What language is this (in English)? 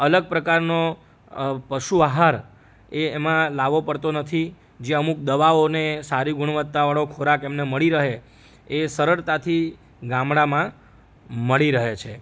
Gujarati